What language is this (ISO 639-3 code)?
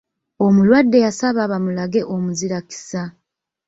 lug